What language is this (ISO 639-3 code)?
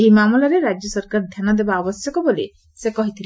ori